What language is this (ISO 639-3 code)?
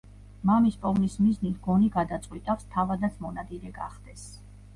kat